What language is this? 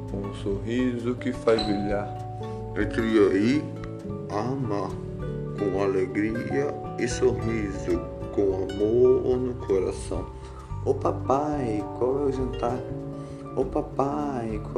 Portuguese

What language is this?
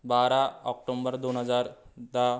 Marathi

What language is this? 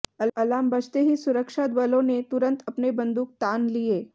Hindi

